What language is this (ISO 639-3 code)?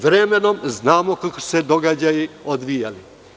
srp